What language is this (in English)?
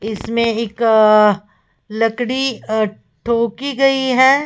Hindi